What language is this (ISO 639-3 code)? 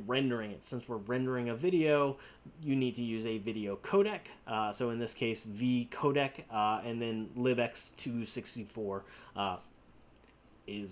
eng